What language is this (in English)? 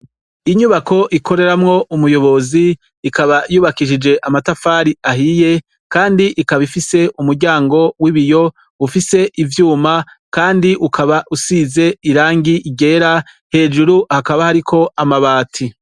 Rundi